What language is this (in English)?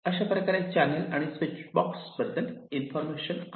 Marathi